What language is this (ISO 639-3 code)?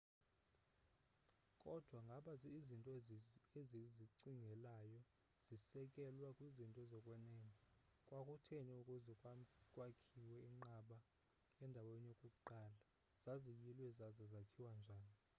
xho